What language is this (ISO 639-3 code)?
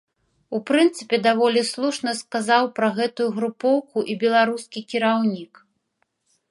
bel